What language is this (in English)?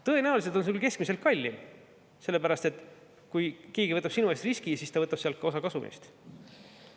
Estonian